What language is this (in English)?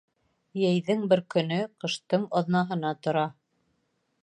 Bashkir